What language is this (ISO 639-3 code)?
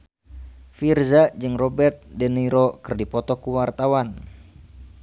sun